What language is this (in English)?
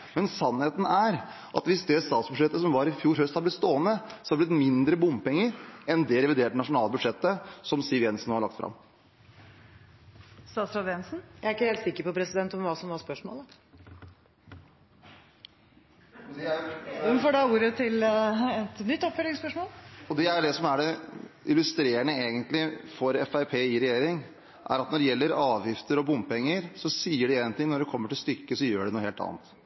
Norwegian